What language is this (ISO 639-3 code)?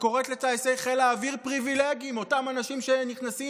heb